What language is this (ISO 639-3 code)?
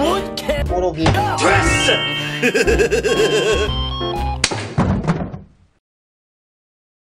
kor